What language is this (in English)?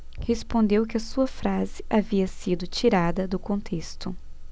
Portuguese